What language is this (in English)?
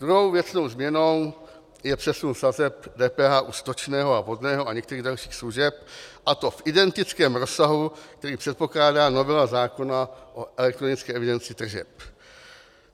Czech